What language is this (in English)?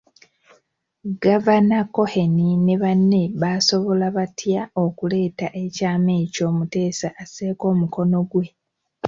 Ganda